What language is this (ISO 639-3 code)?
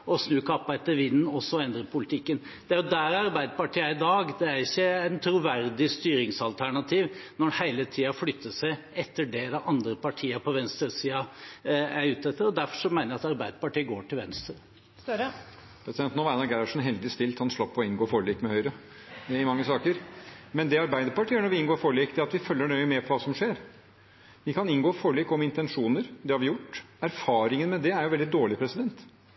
nob